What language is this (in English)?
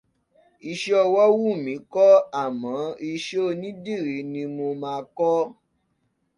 Yoruba